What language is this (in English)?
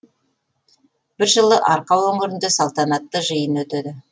Kazakh